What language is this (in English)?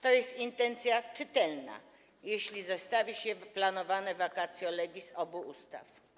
Polish